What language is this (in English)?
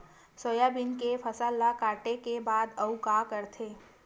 Chhattisgarhi